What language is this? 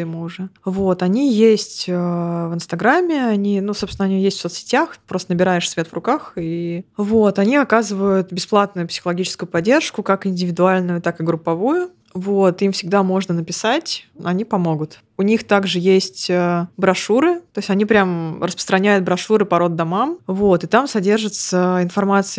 Russian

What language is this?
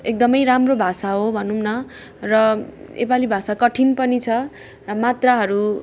Nepali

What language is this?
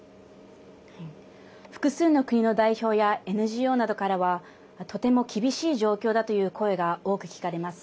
Japanese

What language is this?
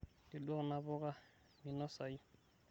Masai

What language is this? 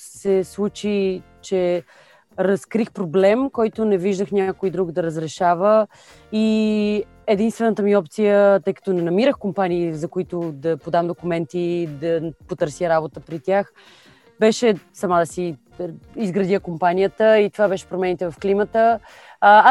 Bulgarian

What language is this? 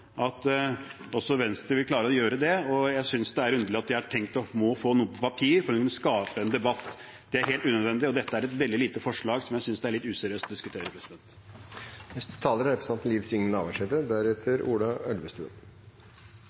Norwegian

